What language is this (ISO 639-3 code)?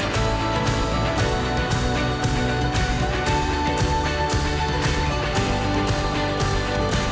ind